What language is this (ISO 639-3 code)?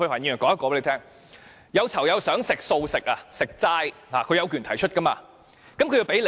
yue